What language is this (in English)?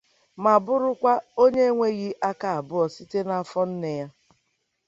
Igbo